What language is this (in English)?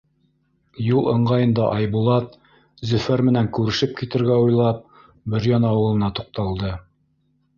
Bashkir